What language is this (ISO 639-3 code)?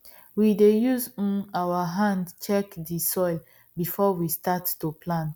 pcm